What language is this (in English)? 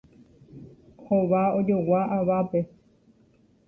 Guarani